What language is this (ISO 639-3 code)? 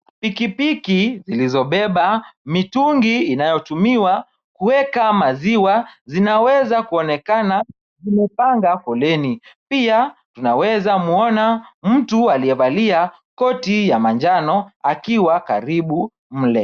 swa